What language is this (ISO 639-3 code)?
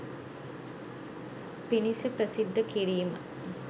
sin